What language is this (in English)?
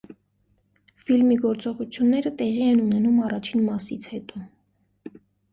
Armenian